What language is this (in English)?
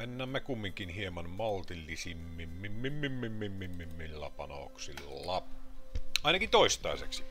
Finnish